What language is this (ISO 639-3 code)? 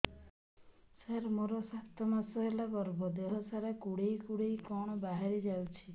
ori